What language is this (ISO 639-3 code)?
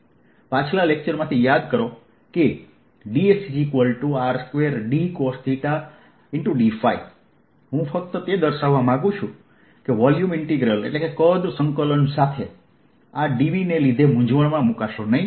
guj